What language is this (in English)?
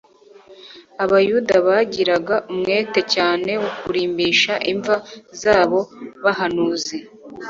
Kinyarwanda